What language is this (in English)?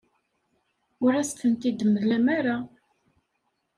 Kabyle